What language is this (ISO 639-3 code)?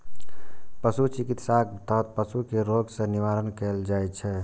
mai